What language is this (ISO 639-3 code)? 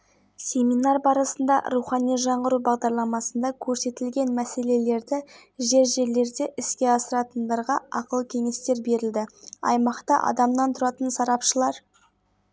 kaz